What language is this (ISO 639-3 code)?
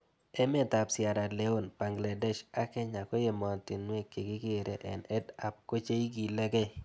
kln